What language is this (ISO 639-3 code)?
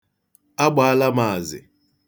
ibo